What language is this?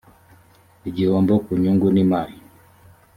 Kinyarwanda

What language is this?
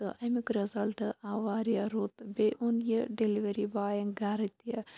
Kashmiri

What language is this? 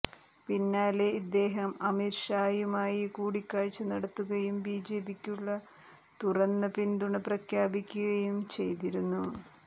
Malayalam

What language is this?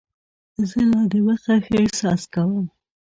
Pashto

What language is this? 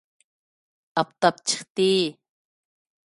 Uyghur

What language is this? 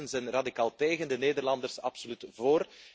Dutch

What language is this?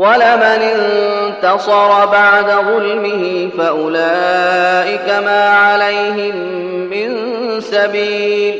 Arabic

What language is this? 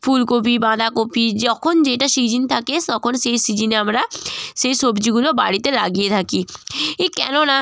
Bangla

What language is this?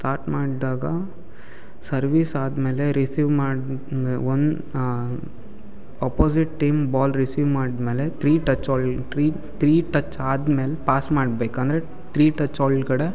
Kannada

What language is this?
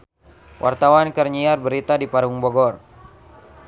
Sundanese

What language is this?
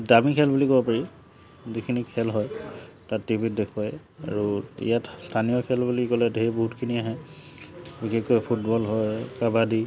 Assamese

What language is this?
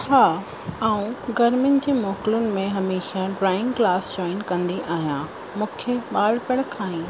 Sindhi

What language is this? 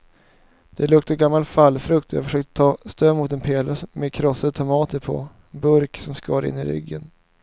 Swedish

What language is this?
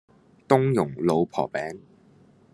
Cantonese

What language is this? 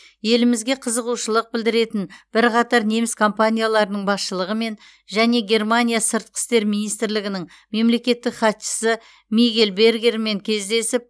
Kazakh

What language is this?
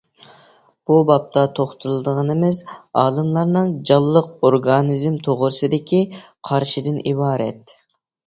Uyghur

